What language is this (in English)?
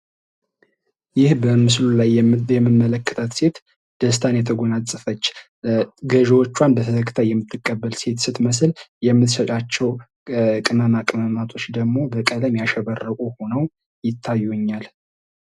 Amharic